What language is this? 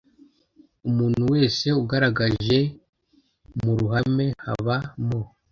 Kinyarwanda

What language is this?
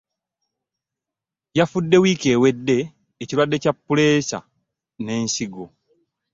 Ganda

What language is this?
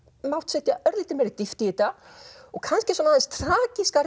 Icelandic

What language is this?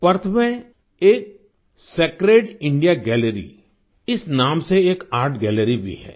Hindi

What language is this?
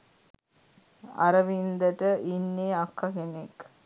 Sinhala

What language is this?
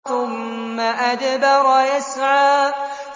Arabic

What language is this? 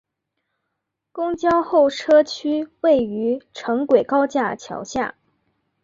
Chinese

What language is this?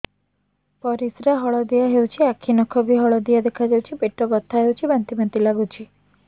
Odia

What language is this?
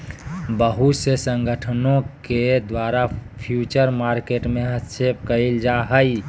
Magahi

